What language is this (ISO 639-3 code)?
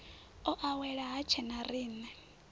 ven